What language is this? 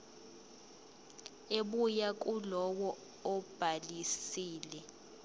Zulu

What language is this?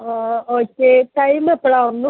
Malayalam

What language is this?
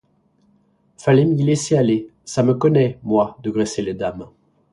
French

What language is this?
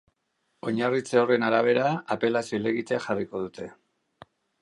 Basque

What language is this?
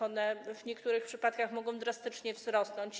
Polish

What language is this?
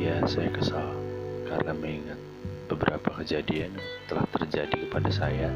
Indonesian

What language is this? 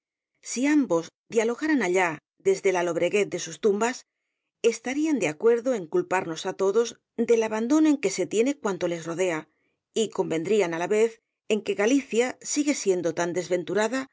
Spanish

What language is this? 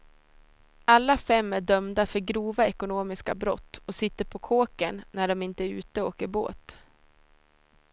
Swedish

